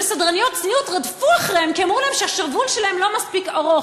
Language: Hebrew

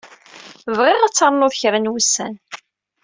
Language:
Kabyle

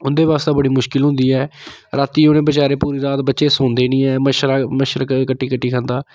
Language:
Dogri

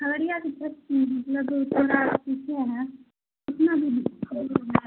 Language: Urdu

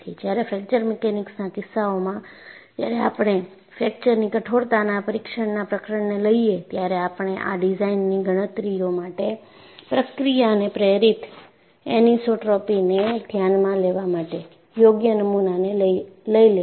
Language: Gujarati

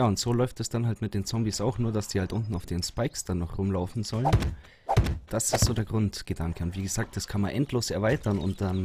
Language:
German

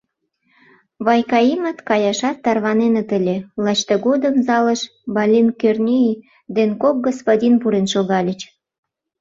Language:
Mari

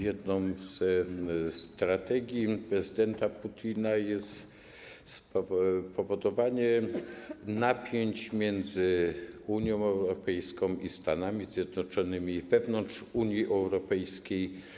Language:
Polish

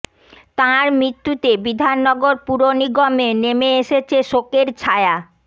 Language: Bangla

